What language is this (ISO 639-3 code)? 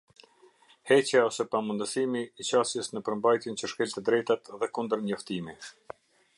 sqi